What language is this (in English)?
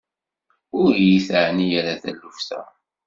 Kabyle